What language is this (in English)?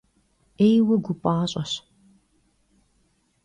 Kabardian